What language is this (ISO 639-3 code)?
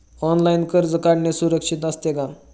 mar